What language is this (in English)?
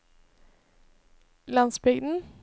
Norwegian